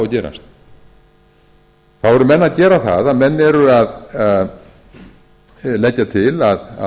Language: Icelandic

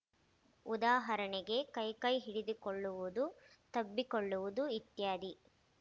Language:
Kannada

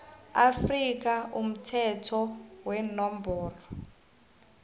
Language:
South Ndebele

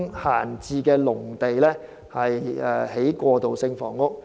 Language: Cantonese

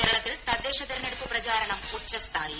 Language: Malayalam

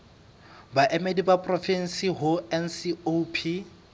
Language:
Southern Sotho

